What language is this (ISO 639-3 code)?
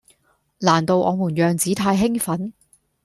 yue